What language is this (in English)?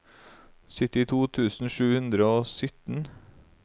Norwegian